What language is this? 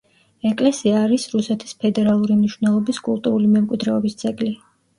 Georgian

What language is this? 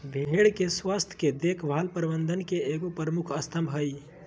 Magahi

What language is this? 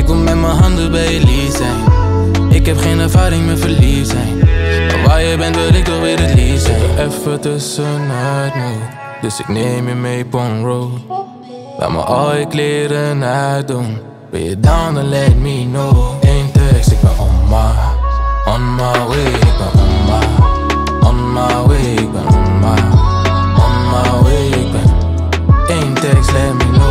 Dutch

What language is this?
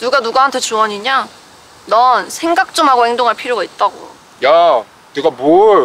Korean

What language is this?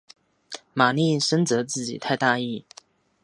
Chinese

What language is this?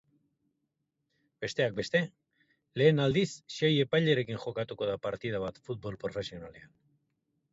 Basque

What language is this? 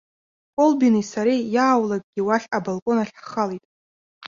Abkhazian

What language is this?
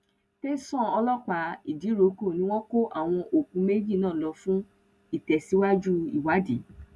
Yoruba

